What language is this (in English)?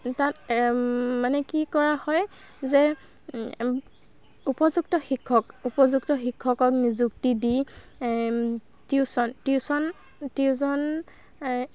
Assamese